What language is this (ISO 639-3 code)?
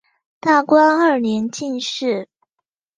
zho